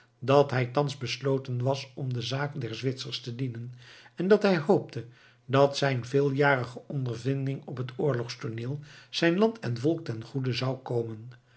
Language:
Dutch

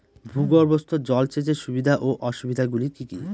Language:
Bangla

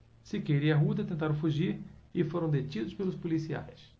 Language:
Portuguese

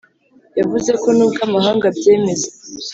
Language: Kinyarwanda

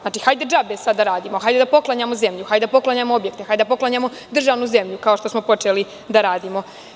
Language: Serbian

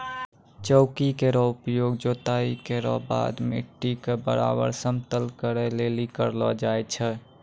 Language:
Maithili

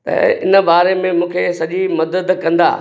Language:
Sindhi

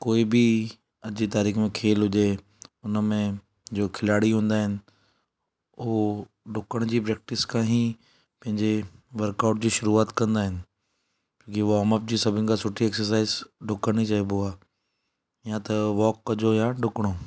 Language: Sindhi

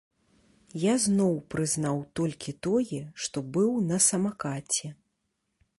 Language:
Belarusian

